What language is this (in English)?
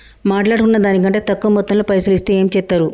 Telugu